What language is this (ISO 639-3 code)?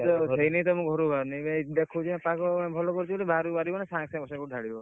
ori